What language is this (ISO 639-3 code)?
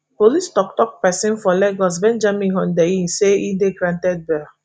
pcm